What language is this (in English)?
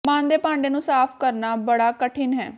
Punjabi